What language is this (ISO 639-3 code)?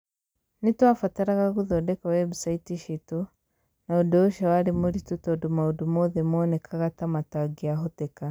kik